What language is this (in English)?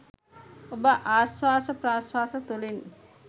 Sinhala